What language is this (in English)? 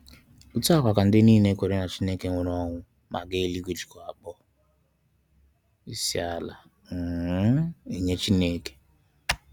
Igbo